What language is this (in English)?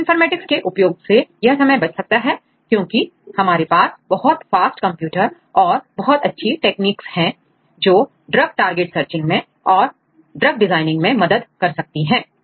Hindi